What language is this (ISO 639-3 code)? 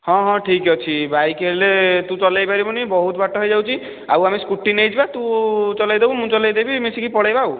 ori